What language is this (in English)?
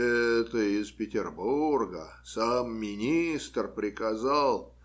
Russian